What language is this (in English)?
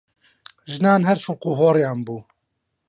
Central Kurdish